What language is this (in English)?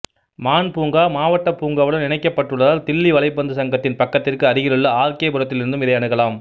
Tamil